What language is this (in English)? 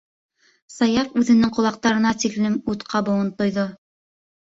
Bashkir